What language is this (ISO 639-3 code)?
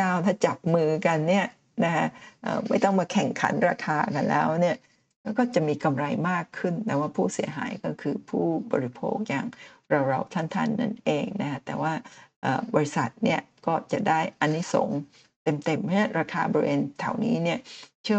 tha